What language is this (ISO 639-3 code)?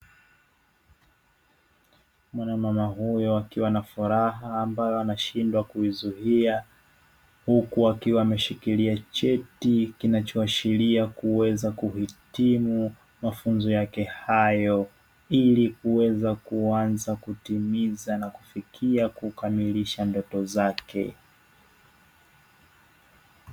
swa